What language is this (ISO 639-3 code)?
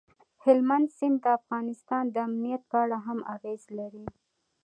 pus